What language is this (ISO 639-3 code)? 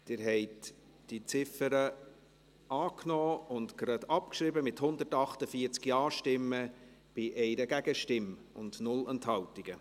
gsw